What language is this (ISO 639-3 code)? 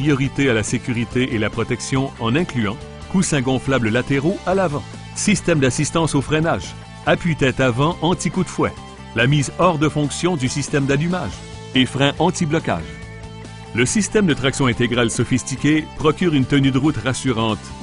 fra